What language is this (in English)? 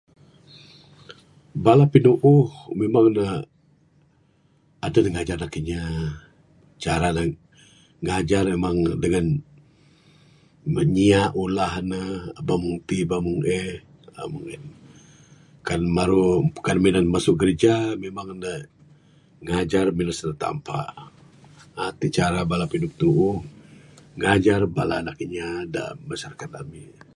Bukar-Sadung Bidayuh